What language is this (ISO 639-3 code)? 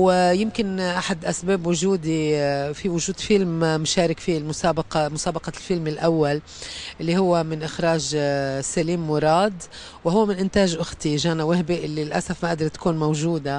ara